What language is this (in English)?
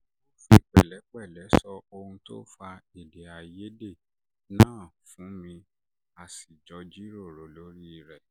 Yoruba